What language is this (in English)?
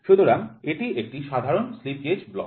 Bangla